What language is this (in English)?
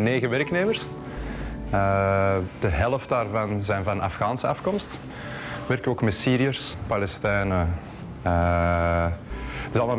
Dutch